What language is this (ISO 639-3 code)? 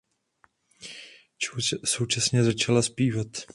ces